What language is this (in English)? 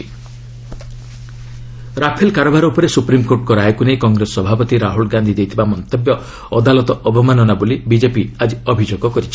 Odia